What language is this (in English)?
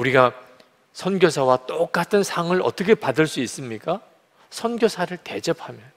Korean